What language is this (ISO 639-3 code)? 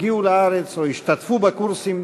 heb